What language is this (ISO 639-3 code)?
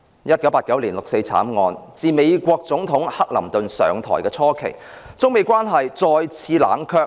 yue